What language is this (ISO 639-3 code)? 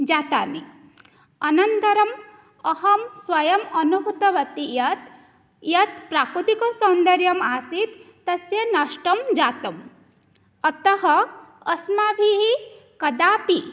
san